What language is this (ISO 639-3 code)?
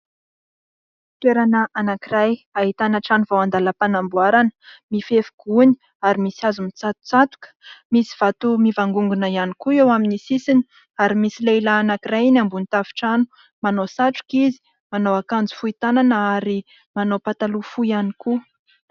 mlg